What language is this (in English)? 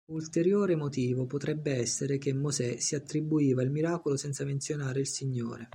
Italian